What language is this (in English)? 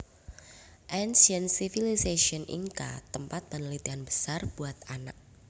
Javanese